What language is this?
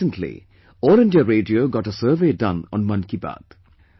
English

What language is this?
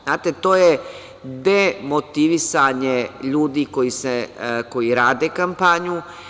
Serbian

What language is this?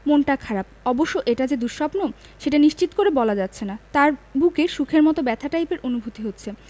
Bangla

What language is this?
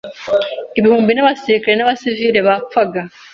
Kinyarwanda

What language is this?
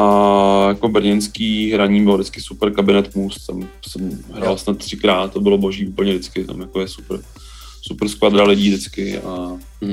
Czech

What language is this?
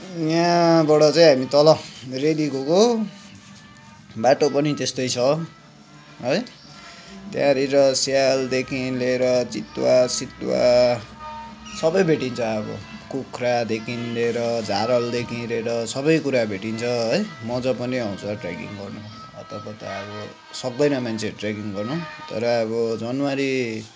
Nepali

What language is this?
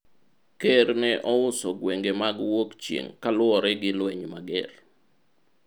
Luo (Kenya and Tanzania)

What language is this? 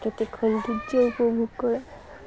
Assamese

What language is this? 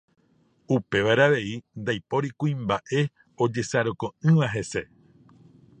Guarani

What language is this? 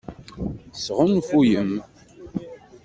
Kabyle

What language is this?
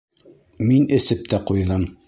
Bashkir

